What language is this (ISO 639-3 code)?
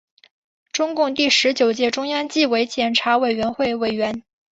zho